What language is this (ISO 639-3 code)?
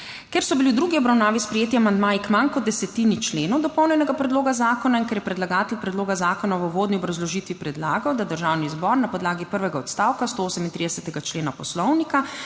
slv